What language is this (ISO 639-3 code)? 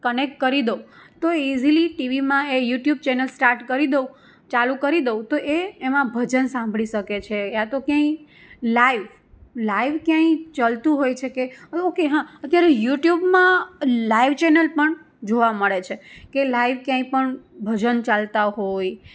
guj